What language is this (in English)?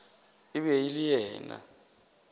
Northern Sotho